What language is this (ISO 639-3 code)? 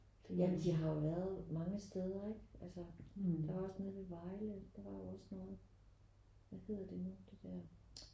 dan